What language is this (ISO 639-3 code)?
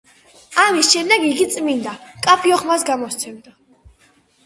kat